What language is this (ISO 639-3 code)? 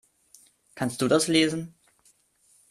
deu